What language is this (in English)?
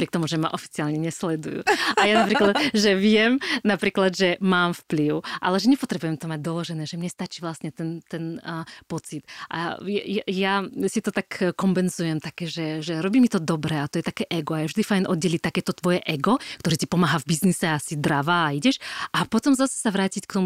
Slovak